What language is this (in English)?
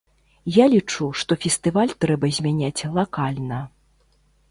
Belarusian